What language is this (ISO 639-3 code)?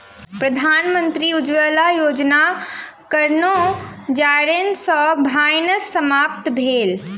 mai